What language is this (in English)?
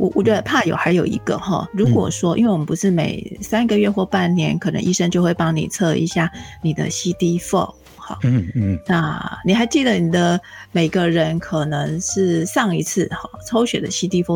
Chinese